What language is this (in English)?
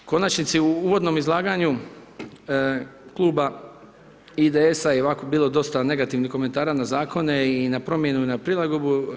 Croatian